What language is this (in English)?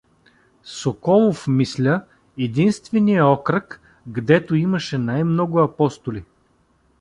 Bulgarian